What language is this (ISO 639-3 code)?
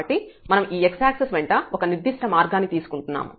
tel